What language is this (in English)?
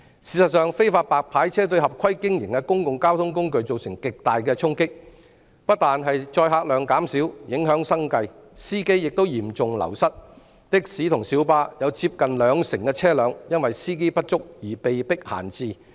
Cantonese